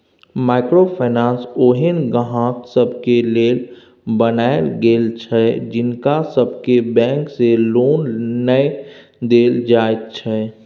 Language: Maithili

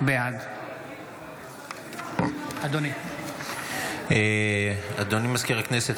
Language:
Hebrew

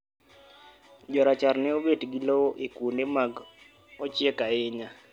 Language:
Luo (Kenya and Tanzania)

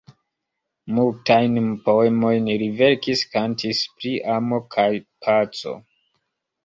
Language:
Esperanto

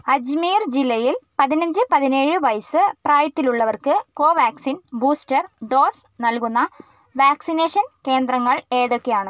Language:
Malayalam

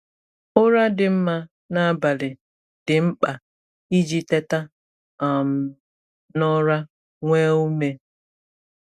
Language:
Igbo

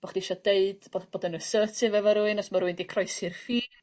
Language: Welsh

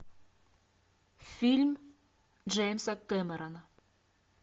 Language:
Russian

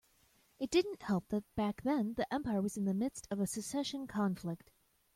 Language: English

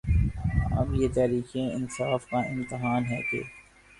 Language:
Urdu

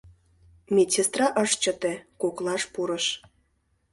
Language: Mari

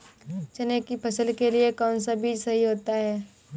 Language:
Hindi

